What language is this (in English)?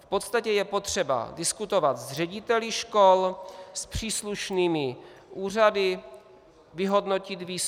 Czech